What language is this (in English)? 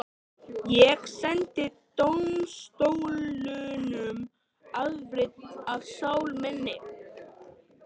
Icelandic